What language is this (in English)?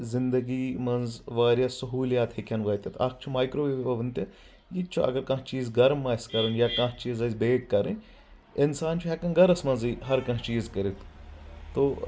Kashmiri